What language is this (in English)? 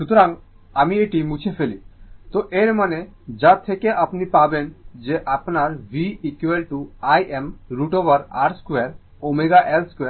Bangla